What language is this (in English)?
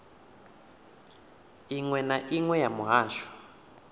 Venda